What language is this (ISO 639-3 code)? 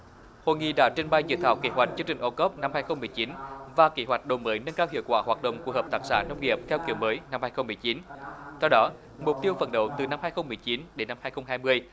vie